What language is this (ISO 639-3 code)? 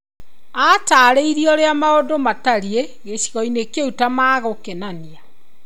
kik